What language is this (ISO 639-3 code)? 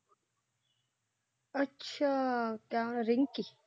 pan